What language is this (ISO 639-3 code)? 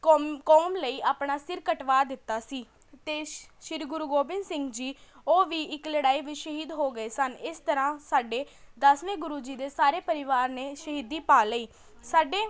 pan